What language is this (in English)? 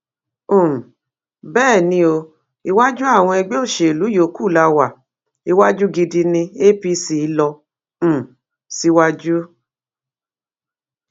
Yoruba